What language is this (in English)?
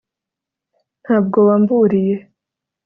Kinyarwanda